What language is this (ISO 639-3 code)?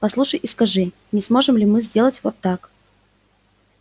rus